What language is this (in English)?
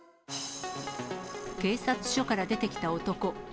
Japanese